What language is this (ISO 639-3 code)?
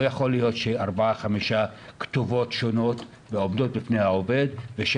heb